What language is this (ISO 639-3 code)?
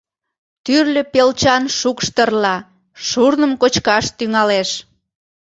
chm